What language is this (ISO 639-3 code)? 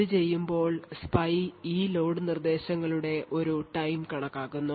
mal